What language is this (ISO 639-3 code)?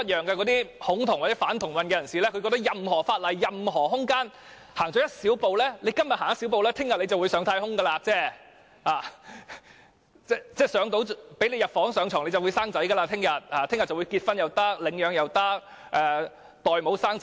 yue